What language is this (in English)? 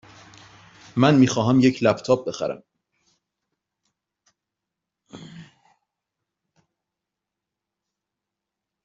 Persian